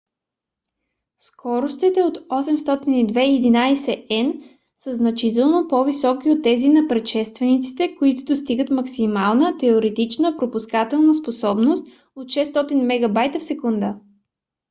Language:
Bulgarian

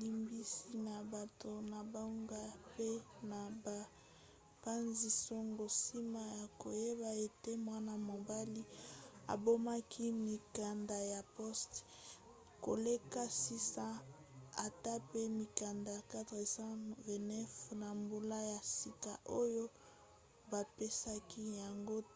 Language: Lingala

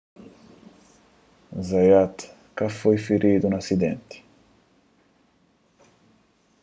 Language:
Kabuverdianu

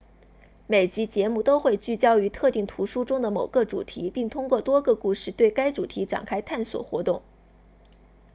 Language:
Chinese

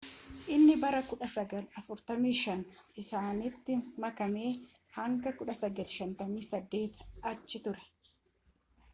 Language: Oromo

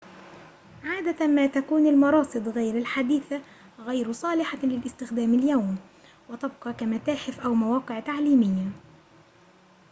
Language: Arabic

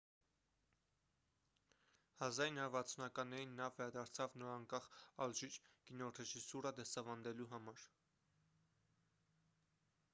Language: Armenian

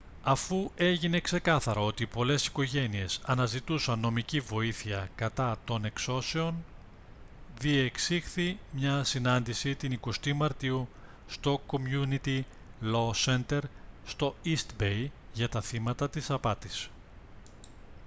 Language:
Greek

